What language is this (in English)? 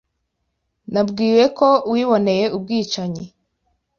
Kinyarwanda